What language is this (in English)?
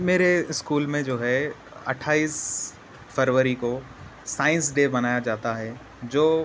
Urdu